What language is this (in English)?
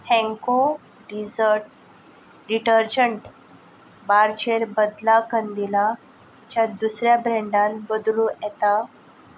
Konkani